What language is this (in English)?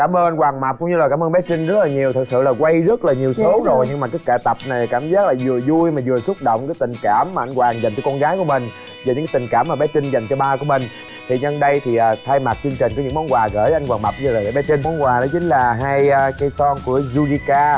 Vietnamese